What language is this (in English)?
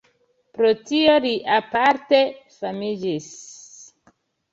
Esperanto